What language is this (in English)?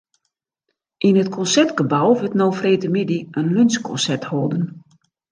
Western Frisian